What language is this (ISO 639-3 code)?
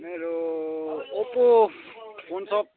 nep